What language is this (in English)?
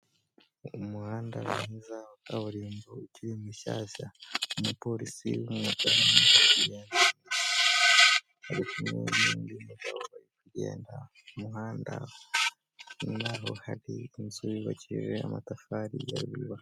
Kinyarwanda